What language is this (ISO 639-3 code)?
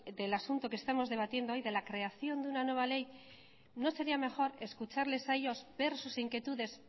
spa